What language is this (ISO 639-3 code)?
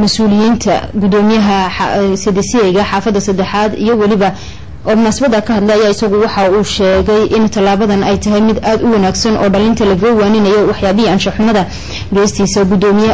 ara